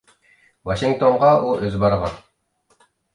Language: Uyghur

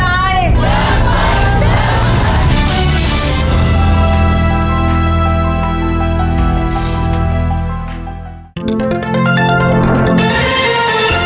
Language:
Thai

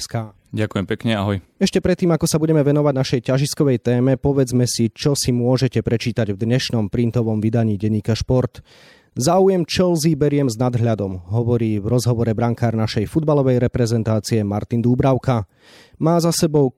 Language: Slovak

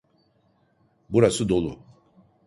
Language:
Turkish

